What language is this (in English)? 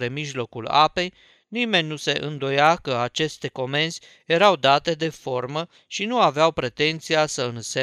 Romanian